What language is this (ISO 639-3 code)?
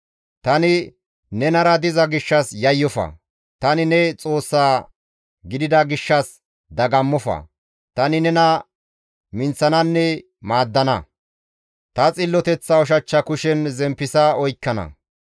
gmv